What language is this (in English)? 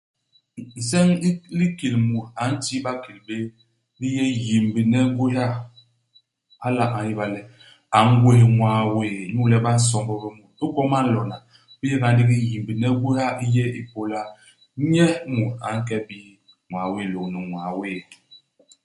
Basaa